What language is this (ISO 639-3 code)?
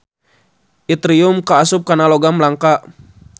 sun